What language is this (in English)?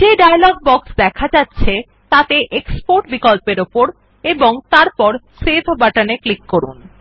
Bangla